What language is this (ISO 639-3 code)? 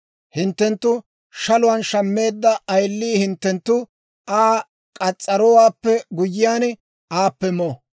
dwr